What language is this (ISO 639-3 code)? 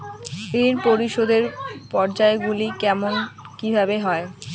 ben